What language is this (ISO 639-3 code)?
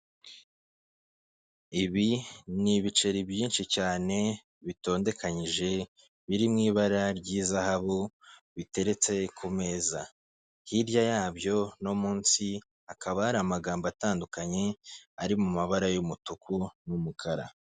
kin